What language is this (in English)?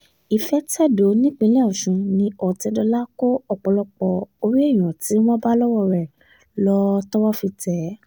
Yoruba